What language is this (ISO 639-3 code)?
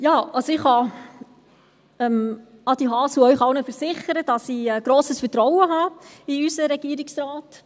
gsw